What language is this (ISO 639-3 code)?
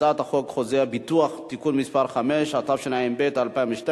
heb